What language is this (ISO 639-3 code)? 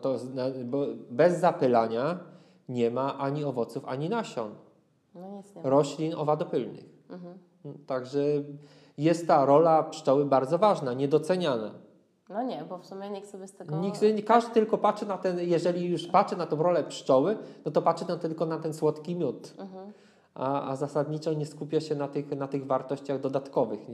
pol